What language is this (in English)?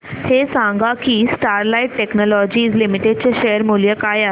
Marathi